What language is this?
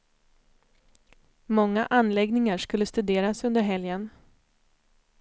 Swedish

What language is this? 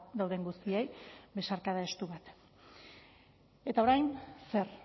Basque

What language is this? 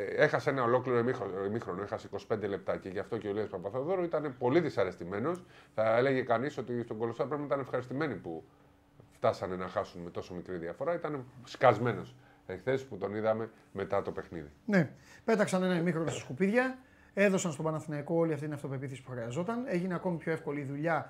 Greek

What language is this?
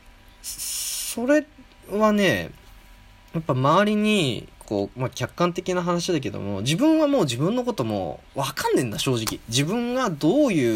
Japanese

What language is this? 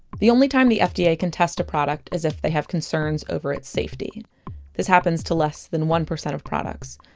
English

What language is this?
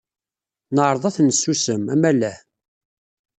Kabyle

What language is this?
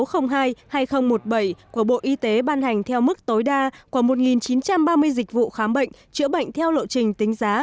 Vietnamese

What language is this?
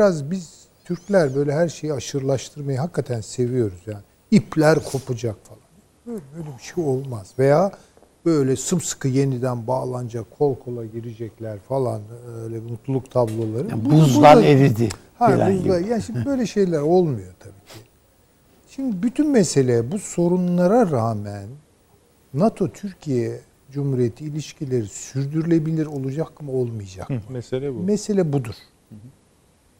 Turkish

